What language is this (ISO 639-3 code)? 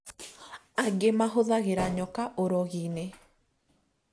kik